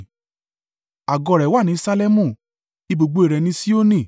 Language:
Yoruba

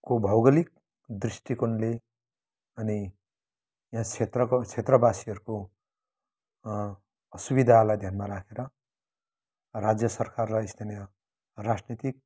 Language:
Nepali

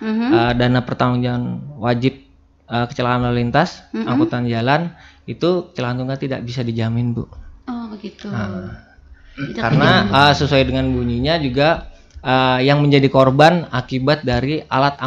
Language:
Indonesian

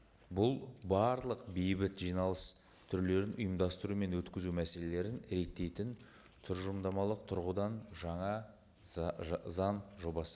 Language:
Kazakh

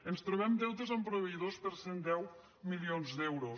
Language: Catalan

